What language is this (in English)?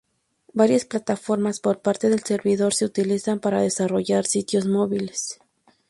Spanish